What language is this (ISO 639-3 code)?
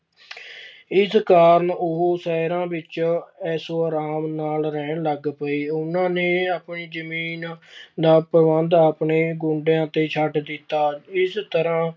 pan